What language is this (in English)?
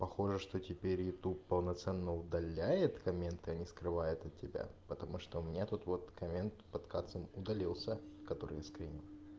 Russian